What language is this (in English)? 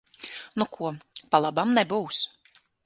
Latvian